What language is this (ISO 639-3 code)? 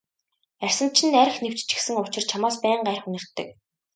mon